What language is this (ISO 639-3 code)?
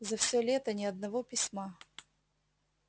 rus